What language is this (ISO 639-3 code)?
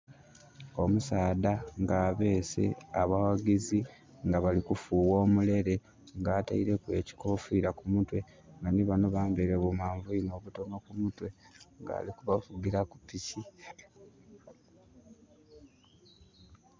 xog